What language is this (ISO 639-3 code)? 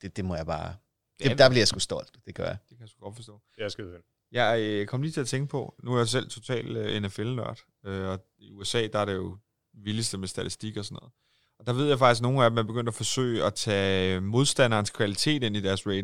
dan